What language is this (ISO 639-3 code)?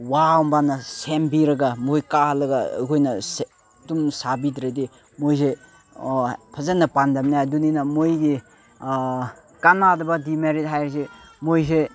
mni